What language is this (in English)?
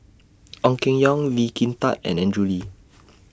English